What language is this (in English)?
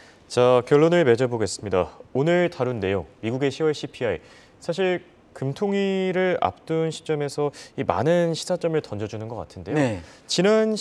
Korean